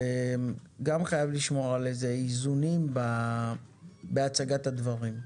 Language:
Hebrew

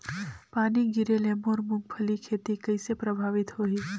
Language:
Chhattisgarhi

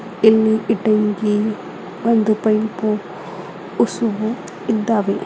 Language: Kannada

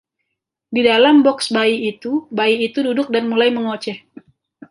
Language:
Indonesian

